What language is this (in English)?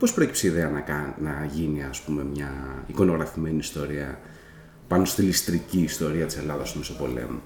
Greek